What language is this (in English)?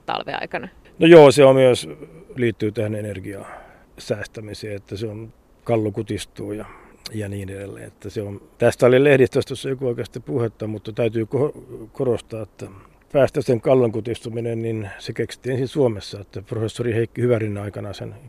Finnish